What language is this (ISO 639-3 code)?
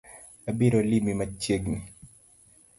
luo